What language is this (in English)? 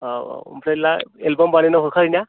Bodo